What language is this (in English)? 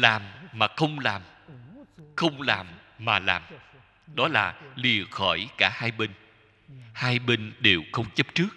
Vietnamese